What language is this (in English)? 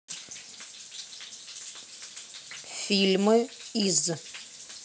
Russian